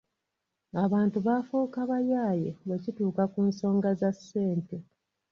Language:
Ganda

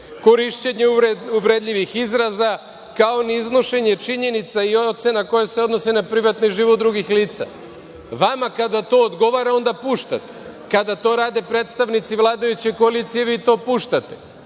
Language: Serbian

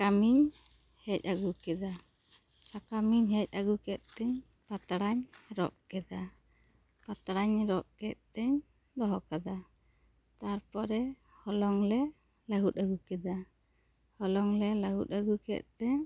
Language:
Santali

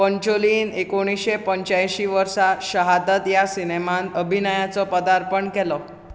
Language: Konkani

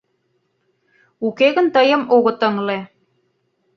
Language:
Mari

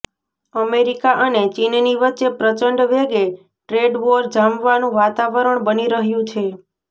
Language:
Gujarati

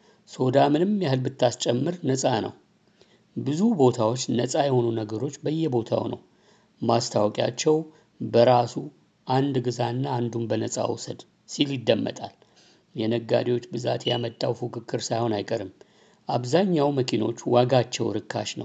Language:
Amharic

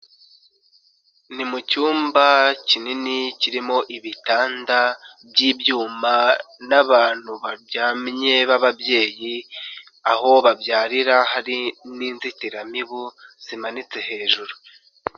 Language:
Kinyarwanda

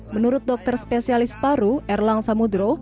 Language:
Indonesian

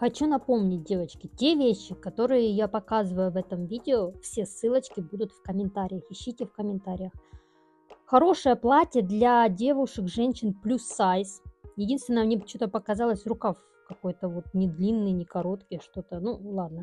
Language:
Russian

